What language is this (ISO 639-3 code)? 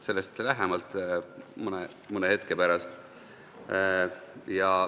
est